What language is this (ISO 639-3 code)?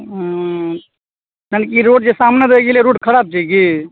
mai